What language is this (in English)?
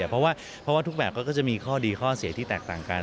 Thai